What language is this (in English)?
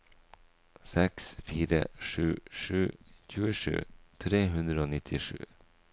Norwegian